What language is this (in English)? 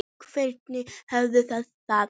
Icelandic